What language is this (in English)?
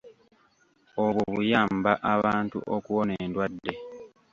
Ganda